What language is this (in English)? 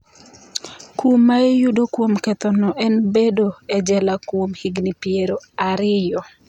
Luo (Kenya and Tanzania)